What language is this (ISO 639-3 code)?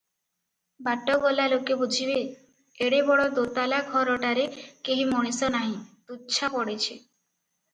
ori